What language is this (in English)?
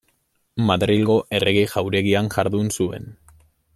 Basque